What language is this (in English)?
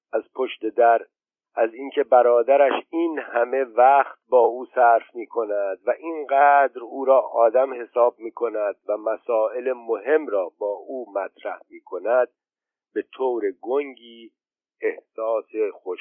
Persian